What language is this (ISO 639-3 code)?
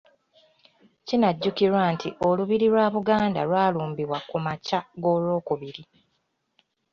lug